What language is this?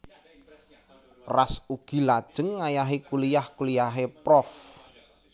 Javanese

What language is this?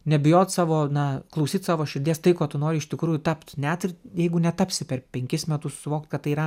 Lithuanian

